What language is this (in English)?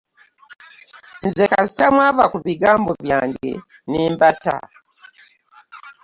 Ganda